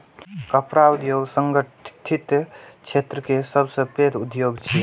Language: Maithili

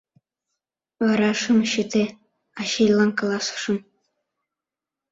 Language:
Mari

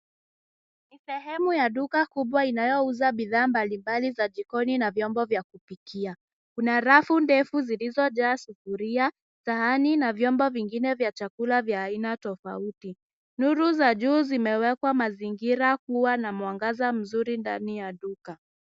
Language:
Swahili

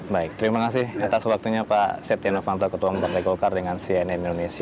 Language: Indonesian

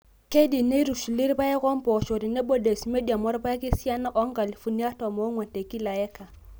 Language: Masai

